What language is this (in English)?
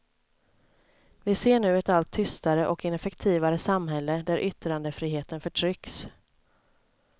Swedish